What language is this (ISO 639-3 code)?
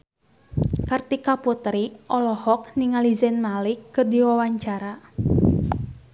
sun